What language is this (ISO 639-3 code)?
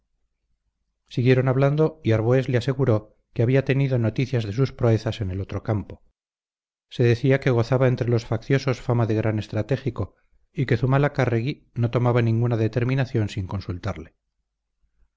spa